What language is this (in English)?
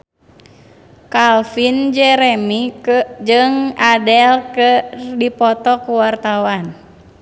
Sundanese